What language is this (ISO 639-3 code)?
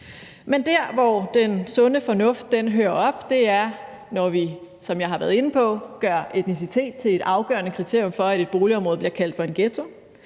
dan